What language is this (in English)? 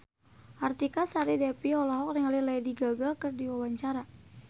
Sundanese